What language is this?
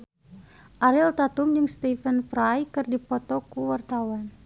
Sundanese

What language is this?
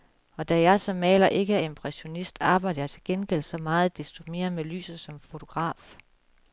Danish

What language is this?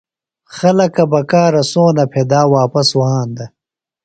Phalura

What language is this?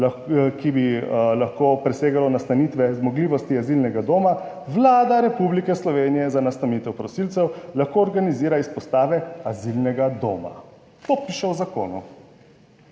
Slovenian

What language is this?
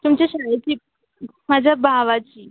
Marathi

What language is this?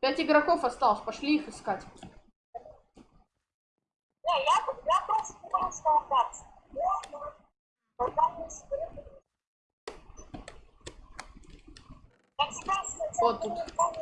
Russian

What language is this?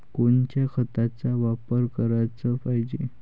Marathi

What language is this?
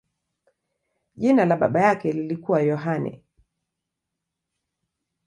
Swahili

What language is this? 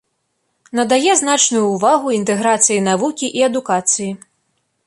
Belarusian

